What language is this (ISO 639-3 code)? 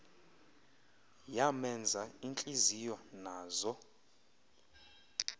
xho